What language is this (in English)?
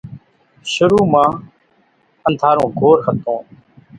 Kachi Koli